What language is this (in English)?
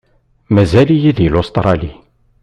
Kabyle